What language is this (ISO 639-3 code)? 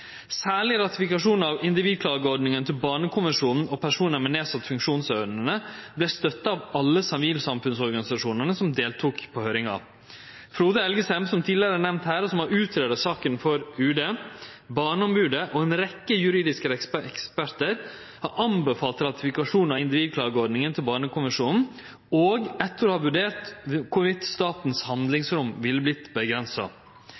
nno